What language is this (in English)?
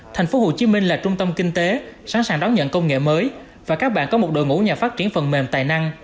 Vietnamese